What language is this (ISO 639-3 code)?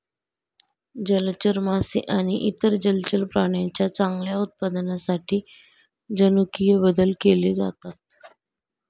mar